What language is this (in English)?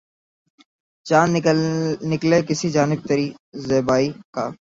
Urdu